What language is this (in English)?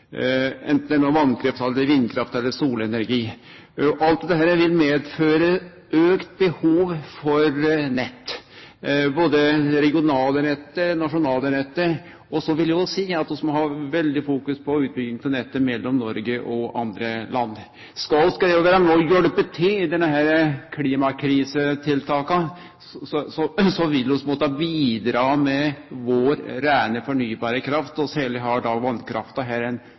Norwegian Nynorsk